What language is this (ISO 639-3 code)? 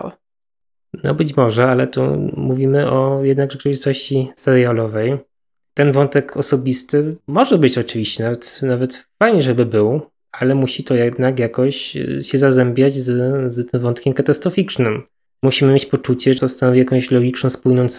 pol